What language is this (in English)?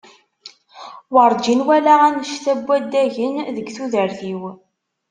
Kabyle